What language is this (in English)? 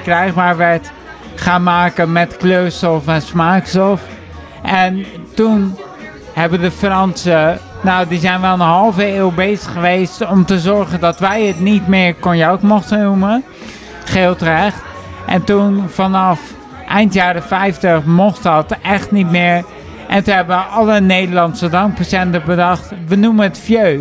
Dutch